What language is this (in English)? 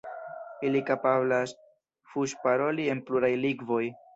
Esperanto